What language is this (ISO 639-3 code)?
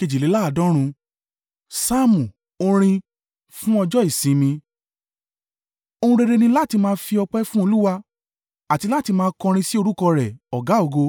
yor